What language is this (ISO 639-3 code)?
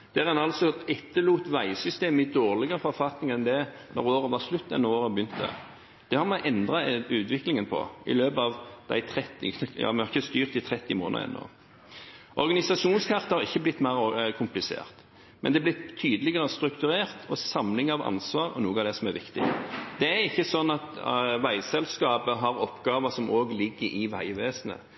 nob